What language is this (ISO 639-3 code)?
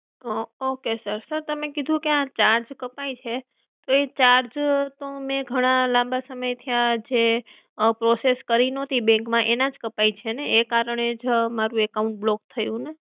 guj